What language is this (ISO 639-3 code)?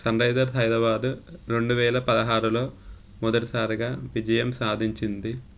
tel